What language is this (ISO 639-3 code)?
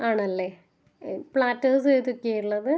mal